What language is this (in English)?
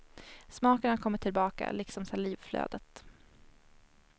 Swedish